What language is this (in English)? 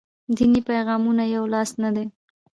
Pashto